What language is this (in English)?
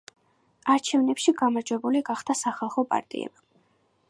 Georgian